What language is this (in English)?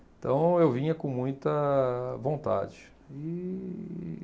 Portuguese